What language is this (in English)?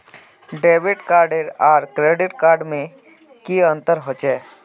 Magahi